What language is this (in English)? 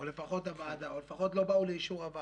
Hebrew